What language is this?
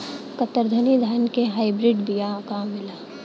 Bhojpuri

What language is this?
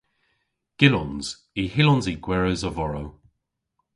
Cornish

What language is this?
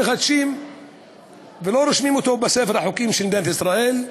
Hebrew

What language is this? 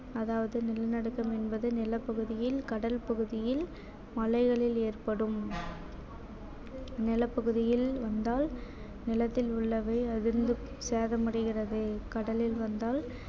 Tamil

